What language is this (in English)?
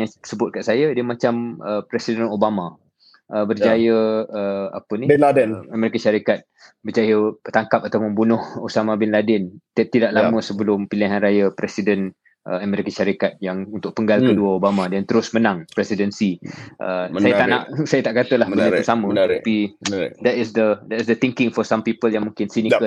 Malay